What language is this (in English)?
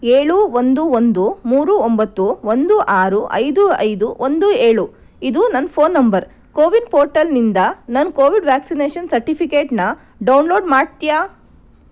Kannada